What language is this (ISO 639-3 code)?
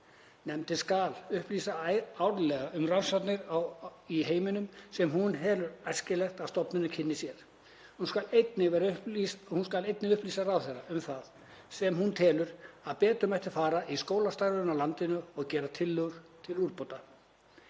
isl